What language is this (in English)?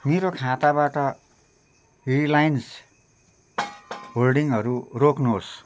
Nepali